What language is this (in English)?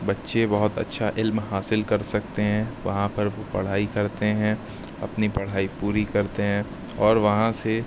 Urdu